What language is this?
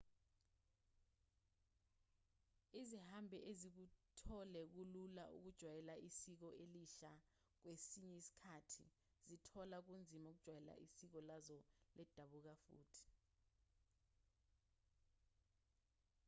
Zulu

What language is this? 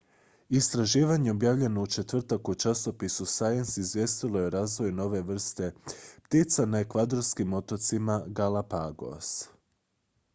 Croatian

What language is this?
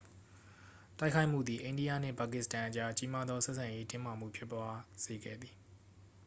Burmese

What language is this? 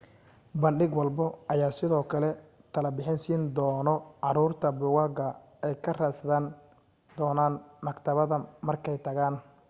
Somali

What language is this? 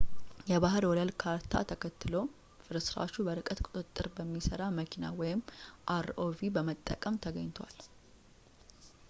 Amharic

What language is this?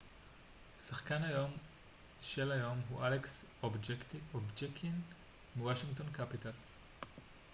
Hebrew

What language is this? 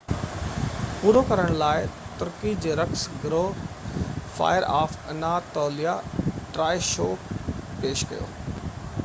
Sindhi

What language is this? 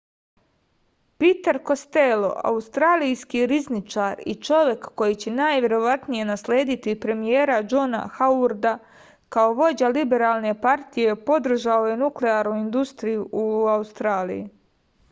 Serbian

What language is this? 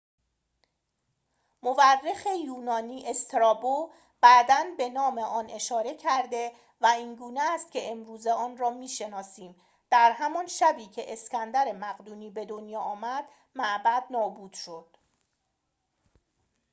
Persian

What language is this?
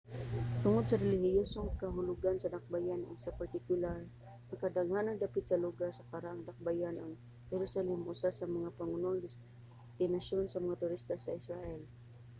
Cebuano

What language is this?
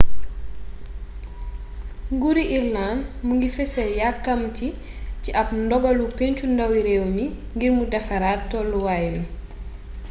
Wolof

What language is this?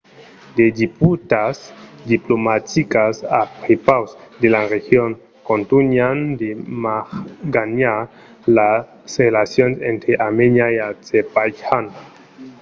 Occitan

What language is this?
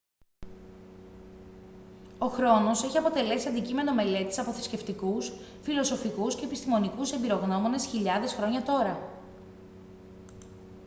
Greek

